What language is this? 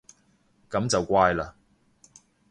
Cantonese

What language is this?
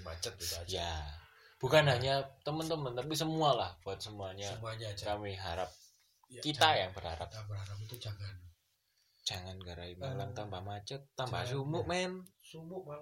Indonesian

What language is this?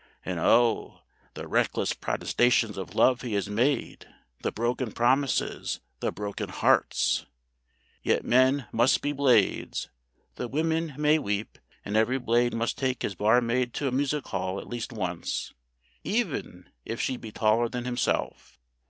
English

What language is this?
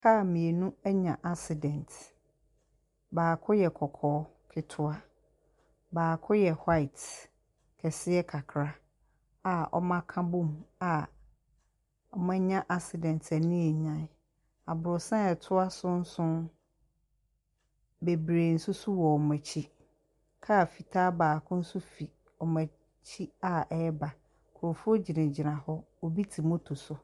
Akan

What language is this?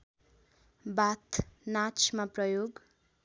Nepali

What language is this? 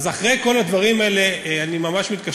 Hebrew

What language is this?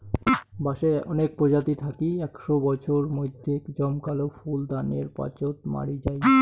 Bangla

